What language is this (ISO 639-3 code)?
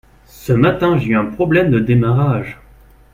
fra